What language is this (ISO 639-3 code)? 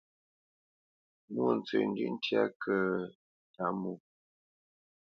bce